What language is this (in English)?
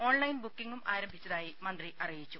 Malayalam